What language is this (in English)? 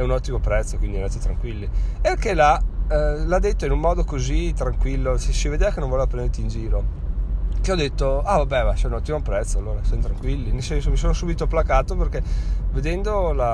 Italian